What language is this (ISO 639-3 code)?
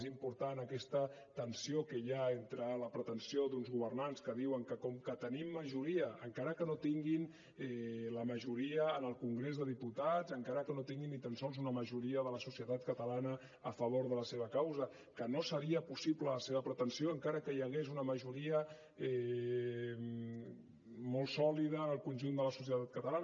cat